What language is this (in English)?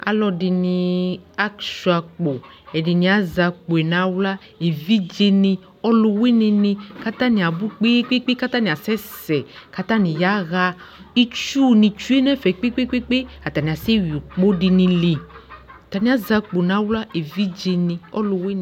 Ikposo